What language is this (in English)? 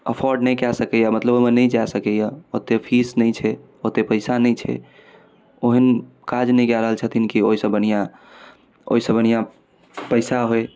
Maithili